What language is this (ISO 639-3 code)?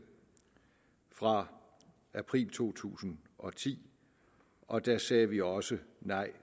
dan